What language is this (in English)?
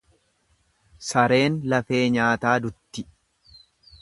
Oromo